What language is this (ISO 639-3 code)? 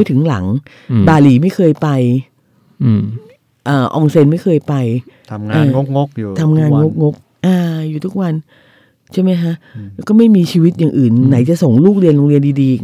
tha